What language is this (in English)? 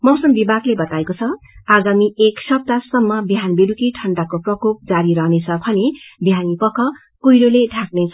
Nepali